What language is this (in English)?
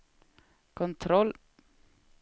Swedish